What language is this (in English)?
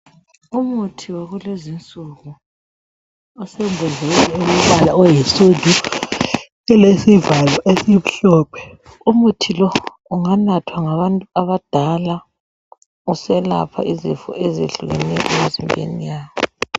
North Ndebele